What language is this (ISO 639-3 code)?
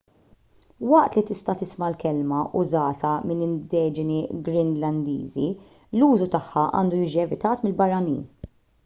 mlt